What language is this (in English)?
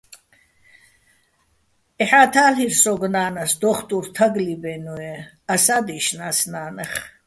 Bats